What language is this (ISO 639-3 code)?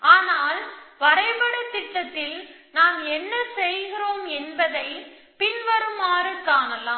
tam